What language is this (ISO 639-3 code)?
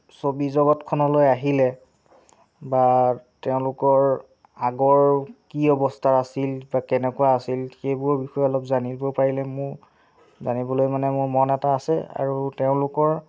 asm